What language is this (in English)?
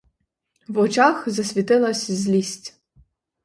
Ukrainian